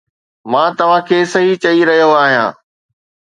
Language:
Sindhi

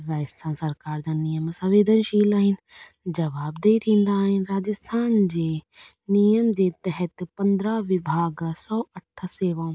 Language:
Sindhi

